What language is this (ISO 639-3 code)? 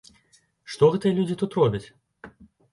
bel